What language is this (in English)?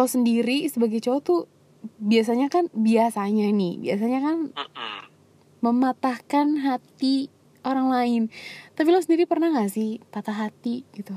Indonesian